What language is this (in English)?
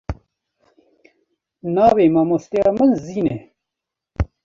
Kurdish